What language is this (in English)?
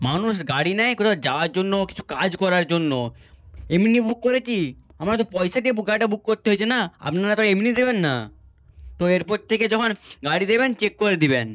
Bangla